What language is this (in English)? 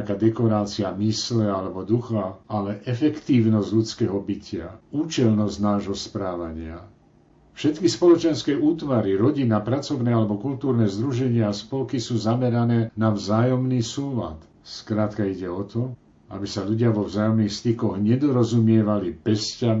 Slovak